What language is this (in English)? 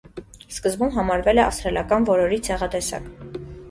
Armenian